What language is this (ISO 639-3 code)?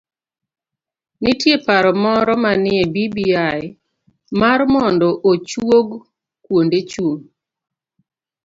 luo